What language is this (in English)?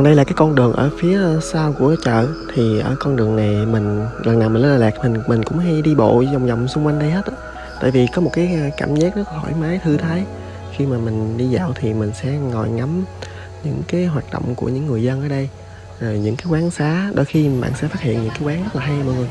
Vietnamese